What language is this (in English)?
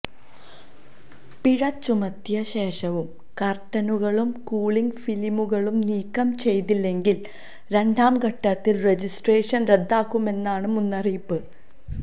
Malayalam